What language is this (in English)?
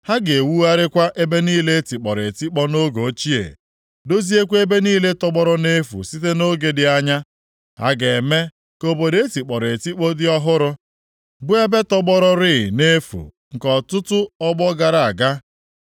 Igbo